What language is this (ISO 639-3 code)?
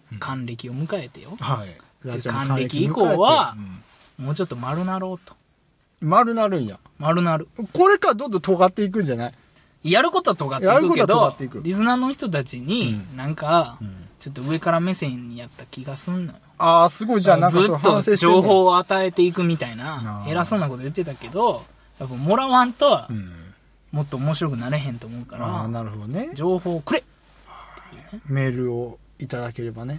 jpn